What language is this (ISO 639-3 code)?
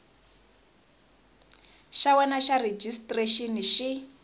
tso